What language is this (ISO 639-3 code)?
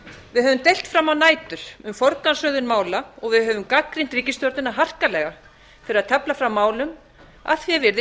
isl